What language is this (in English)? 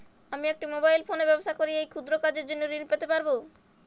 Bangla